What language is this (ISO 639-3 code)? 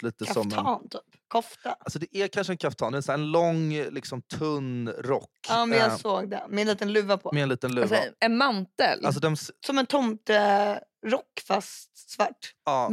swe